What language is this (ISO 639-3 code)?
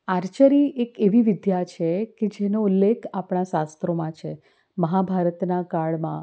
guj